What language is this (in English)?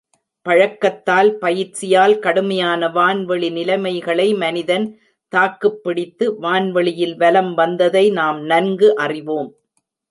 Tamil